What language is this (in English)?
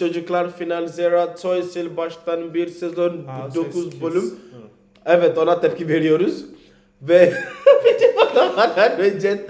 Turkish